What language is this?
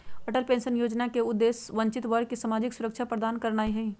Magahi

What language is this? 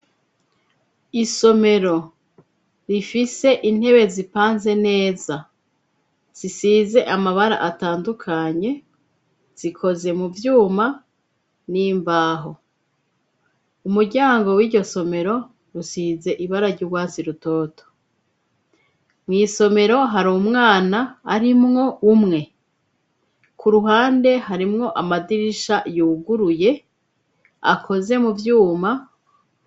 Rundi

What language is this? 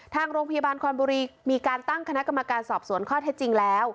Thai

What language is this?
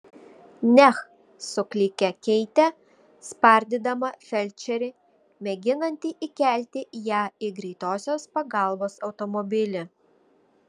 Lithuanian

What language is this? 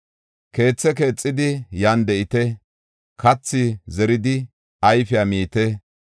Gofa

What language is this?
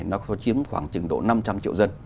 Vietnamese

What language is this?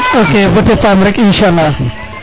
Serer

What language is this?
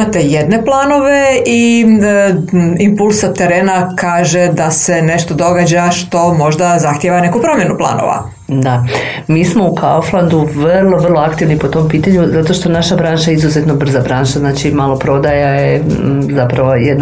Croatian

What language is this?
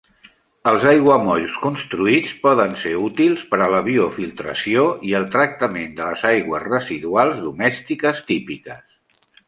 Catalan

